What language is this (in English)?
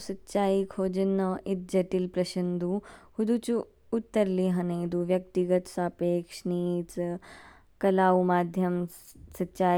Kinnauri